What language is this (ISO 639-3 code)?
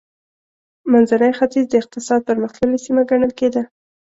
pus